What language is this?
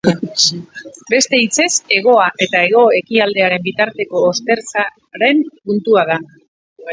Basque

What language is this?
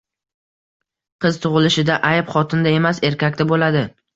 Uzbek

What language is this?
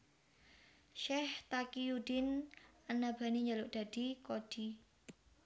Javanese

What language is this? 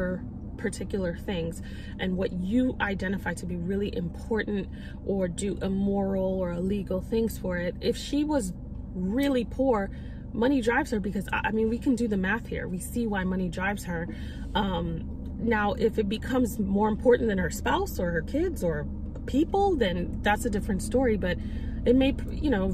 English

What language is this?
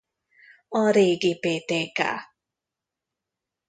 Hungarian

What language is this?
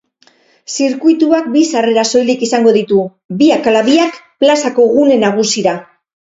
Basque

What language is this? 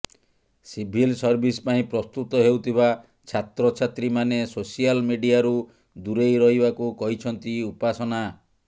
Odia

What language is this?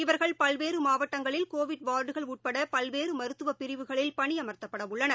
Tamil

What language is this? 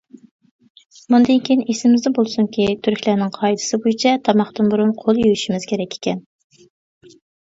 Uyghur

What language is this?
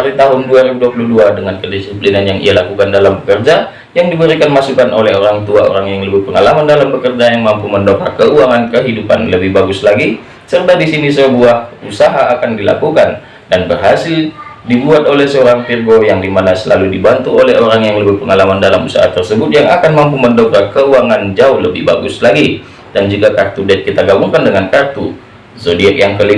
Indonesian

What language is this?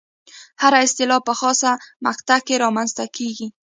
Pashto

